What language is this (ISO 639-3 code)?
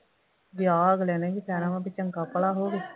pan